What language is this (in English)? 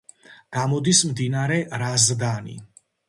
Georgian